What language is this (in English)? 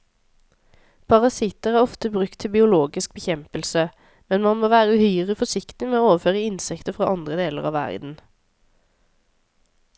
Norwegian